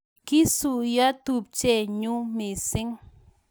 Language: Kalenjin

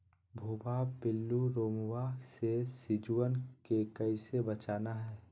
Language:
Magahi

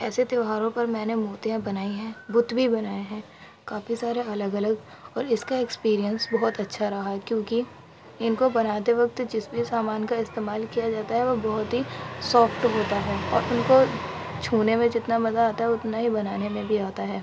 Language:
Urdu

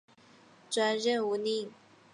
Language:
Chinese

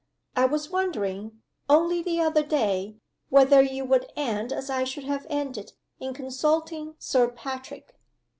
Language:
English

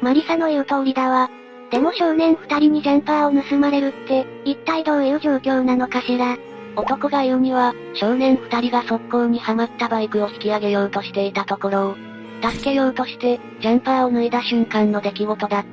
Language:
Japanese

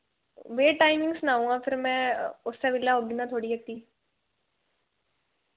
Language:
Dogri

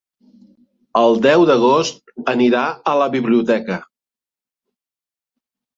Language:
Catalan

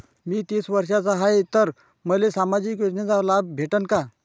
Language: Marathi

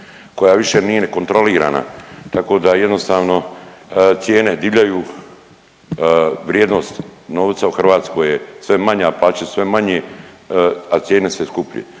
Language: Croatian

